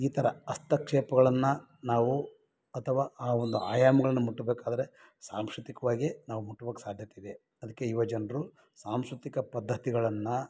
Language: Kannada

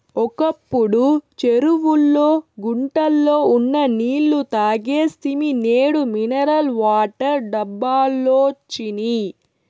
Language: Telugu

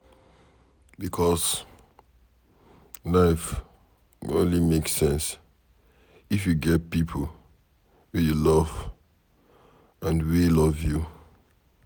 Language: Nigerian Pidgin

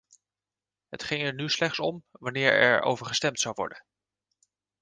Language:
Dutch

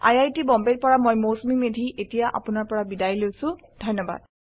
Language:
Assamese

